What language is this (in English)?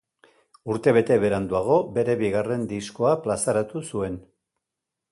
Basque